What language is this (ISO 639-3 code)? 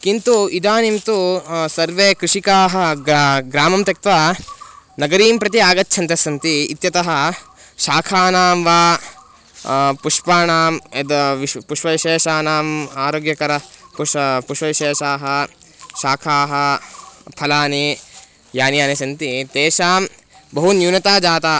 san